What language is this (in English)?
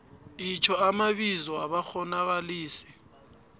South Ndebele